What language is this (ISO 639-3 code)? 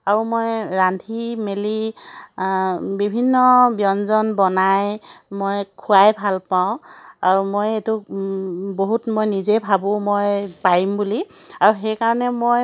asm